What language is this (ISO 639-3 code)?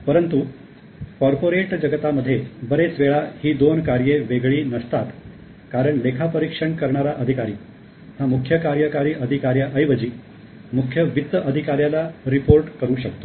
mar